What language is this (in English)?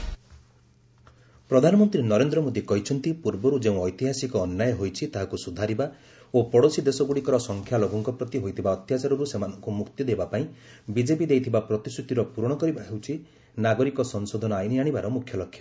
Odia